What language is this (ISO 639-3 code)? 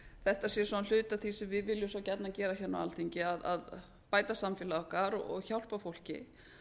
isl